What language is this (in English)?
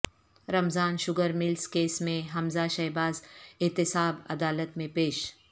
Urdu